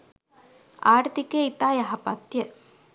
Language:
Sinhala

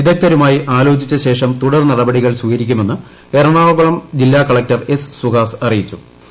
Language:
Malayalam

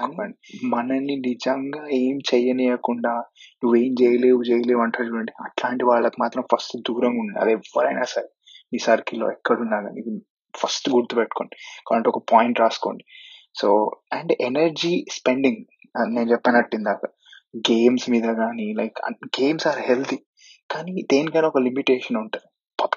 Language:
Telugu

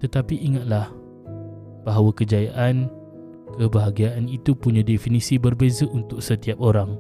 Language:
Malay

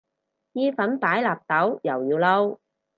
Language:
Cantonese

